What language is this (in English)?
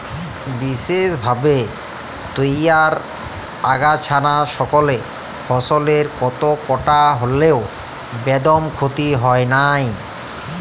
Bangla